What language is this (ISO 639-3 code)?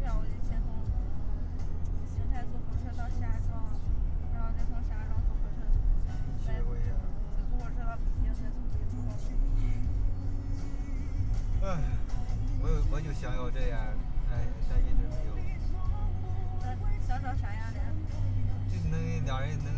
zho